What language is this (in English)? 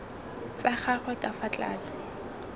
Tswana